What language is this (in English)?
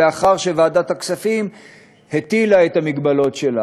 Hebrew